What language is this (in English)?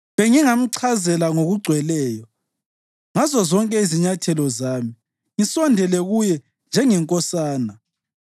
North Ndebele